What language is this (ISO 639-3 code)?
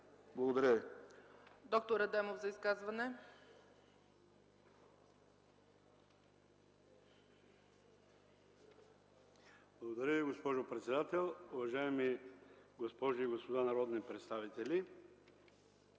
bul